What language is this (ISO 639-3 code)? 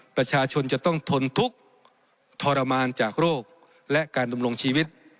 tha